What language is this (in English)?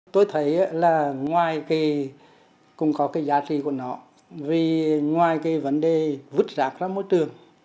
Vietnamese